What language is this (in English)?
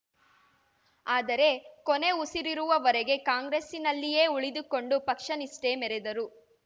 Kannada